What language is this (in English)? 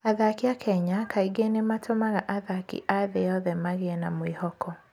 Kikuyu